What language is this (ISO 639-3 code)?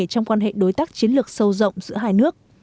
vie